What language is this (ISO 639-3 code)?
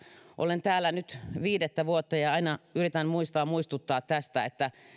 fin